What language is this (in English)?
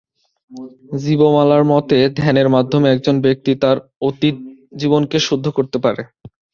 Bangla